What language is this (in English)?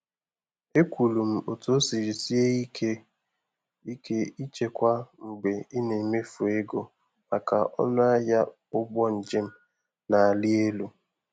Igbo